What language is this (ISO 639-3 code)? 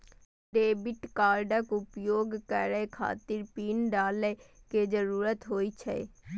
mai